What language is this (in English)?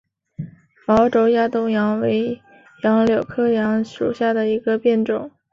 Chinese